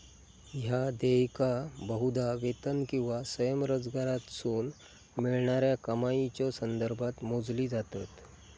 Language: Marathi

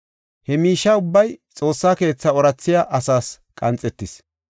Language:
Gofa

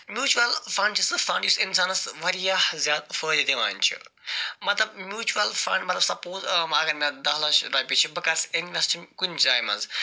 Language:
Kashmiri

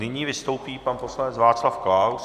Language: Czech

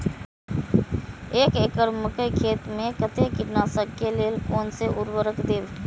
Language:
Maithili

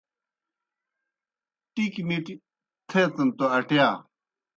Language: Kohistani Shina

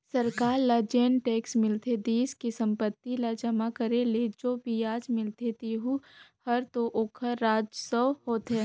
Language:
Chhattisgarhi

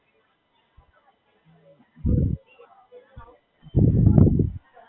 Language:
Gujarati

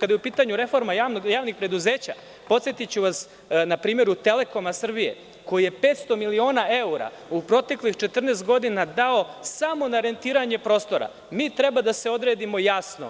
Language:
Serbian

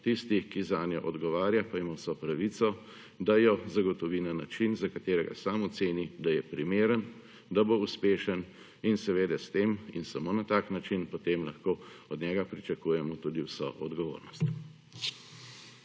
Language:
Slovenian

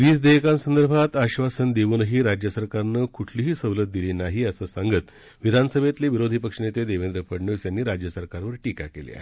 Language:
Marathi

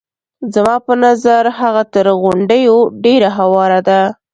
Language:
Pashto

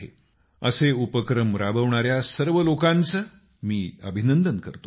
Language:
Marathi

